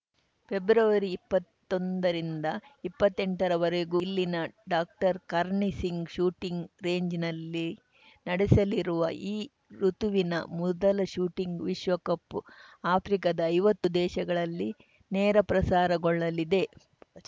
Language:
Kannada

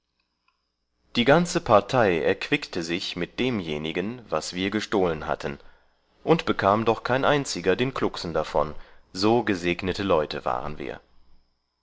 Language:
German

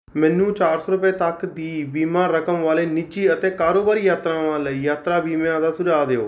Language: Punjabi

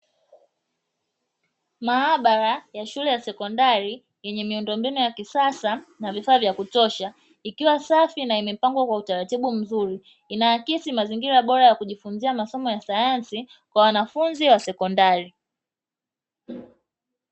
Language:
Swahili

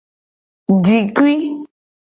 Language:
Gen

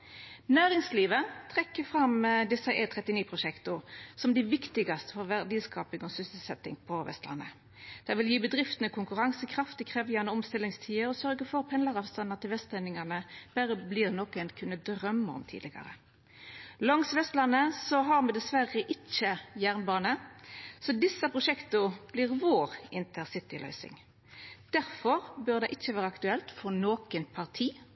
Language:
Norwegian Nynorsk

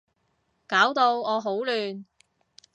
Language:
Cantonese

